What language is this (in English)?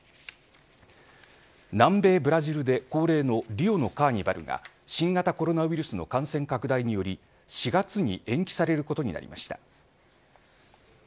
Japanese